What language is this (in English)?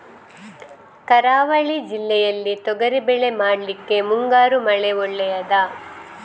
Kannada